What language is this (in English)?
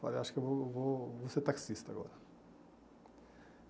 Portuguese